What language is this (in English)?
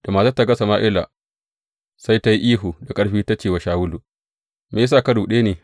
Hausa